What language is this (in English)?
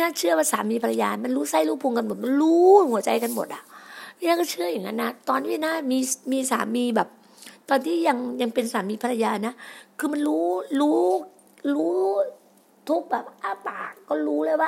Thai